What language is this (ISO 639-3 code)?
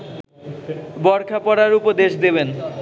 ben